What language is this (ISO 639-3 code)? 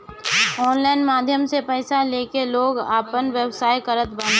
bho